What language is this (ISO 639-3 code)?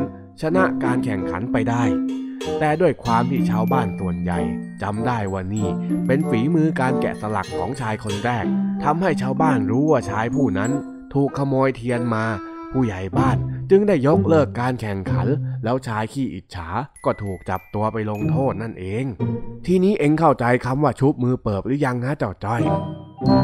tha